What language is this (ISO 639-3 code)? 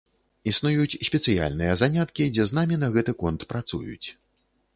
bel